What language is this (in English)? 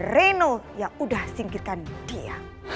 Indonesian